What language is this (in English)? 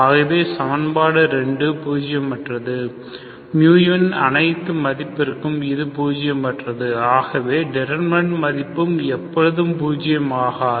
Tamil